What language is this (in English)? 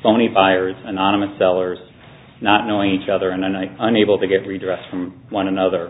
English